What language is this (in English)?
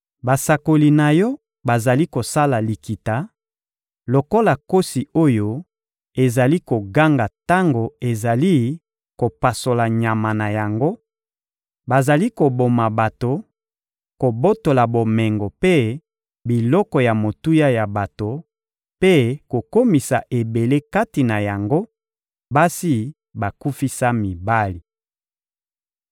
Lingala